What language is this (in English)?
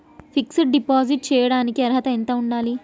Telugu